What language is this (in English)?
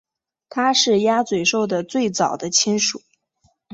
Chinese